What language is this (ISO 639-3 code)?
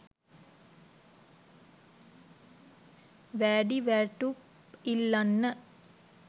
sin